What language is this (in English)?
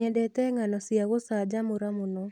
Kikuyu